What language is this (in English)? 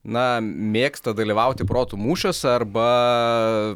Lithuanian